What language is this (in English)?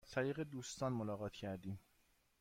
Persian